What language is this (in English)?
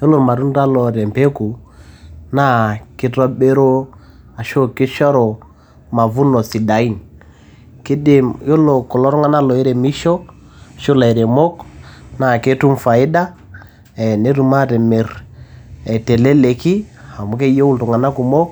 Masai